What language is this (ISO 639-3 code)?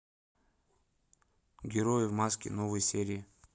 rus